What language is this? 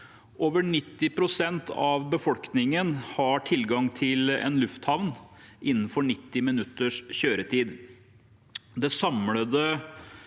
Norwegian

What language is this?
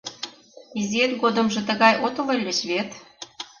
Mari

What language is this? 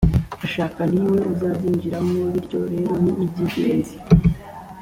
Kinyarwanda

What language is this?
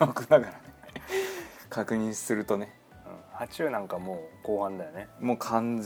Japanese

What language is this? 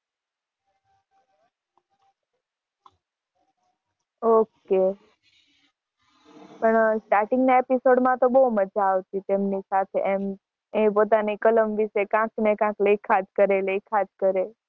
Gujarati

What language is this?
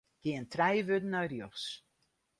Western Frisian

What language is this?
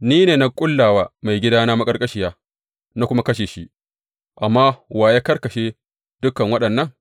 Hausa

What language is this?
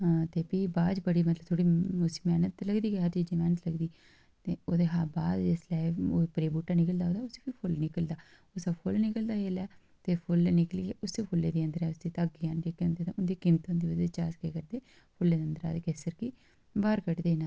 Dogri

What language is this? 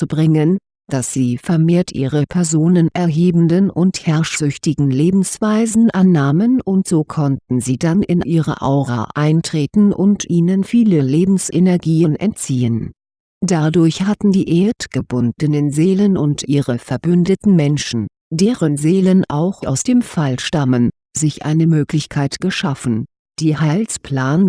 German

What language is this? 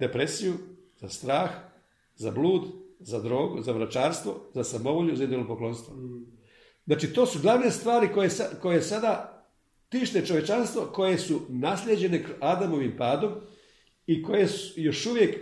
Croatian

